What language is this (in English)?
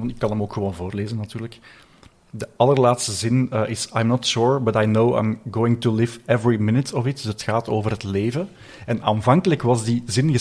Dutch